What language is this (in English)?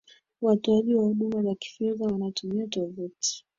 Swahili